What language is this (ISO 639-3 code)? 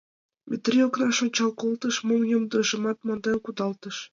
chm